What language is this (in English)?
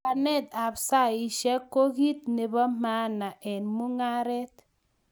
Kalenjin